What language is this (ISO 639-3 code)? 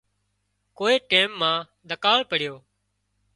kxp